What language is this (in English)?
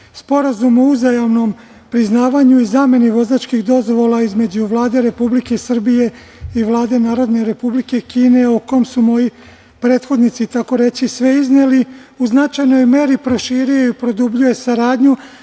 Serbian